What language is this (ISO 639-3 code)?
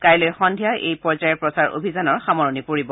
asm